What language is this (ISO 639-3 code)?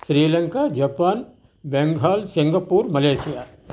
tel